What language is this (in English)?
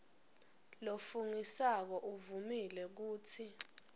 Swati